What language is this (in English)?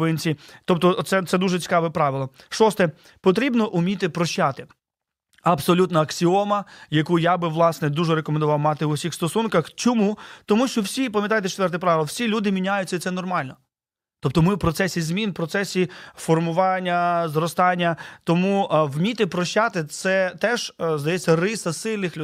Ukrainian